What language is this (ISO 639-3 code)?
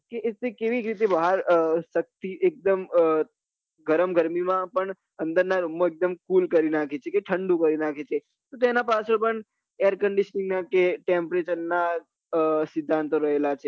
guj